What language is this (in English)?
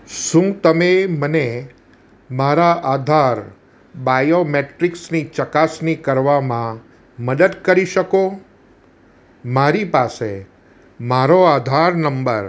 Gujarati